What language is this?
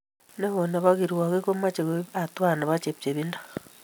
Kalenjin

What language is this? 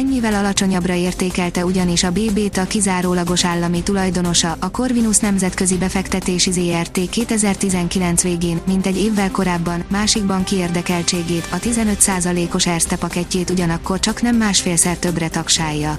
Hungarian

